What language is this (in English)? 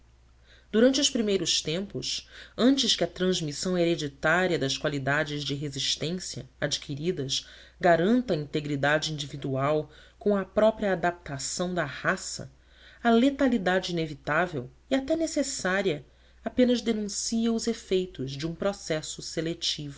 Portuguese